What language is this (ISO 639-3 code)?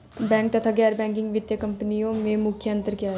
hin